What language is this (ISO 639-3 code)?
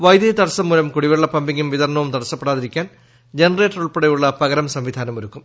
mal